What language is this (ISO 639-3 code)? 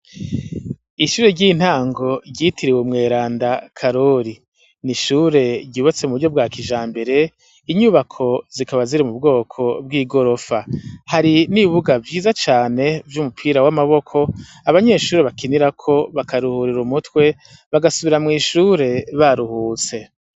run